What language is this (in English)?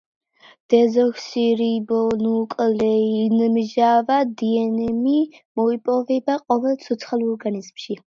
Georgian